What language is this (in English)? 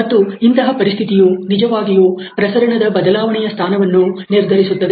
Kannada